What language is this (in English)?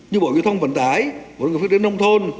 Vietnamese